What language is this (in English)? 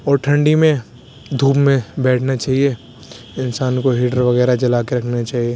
Urdu